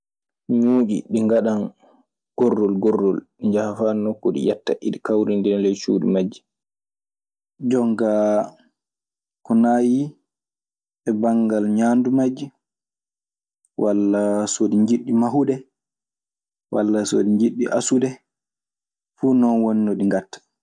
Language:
Maasina Fulfulde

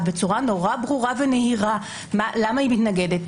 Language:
Hebrew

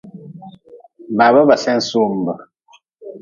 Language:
Nawdm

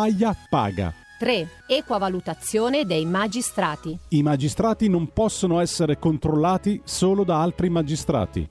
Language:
Italian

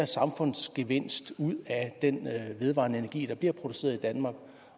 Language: Danish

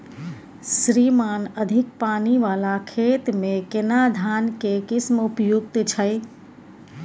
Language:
Maithili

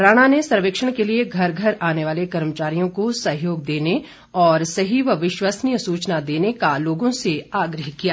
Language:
Hindi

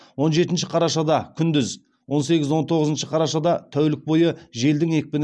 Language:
Kazakh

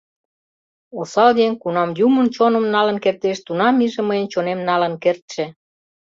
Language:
Mari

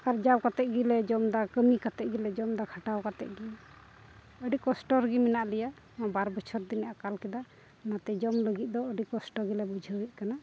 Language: Santali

